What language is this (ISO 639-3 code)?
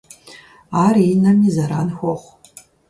kbd